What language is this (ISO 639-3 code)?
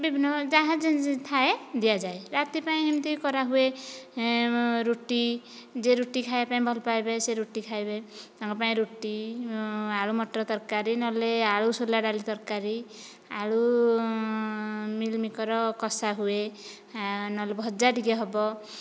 ori